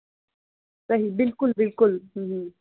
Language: Kashmiri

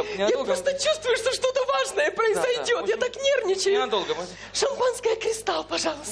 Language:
Russian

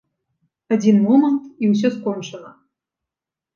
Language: Belarusian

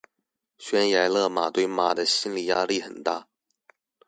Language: Chinese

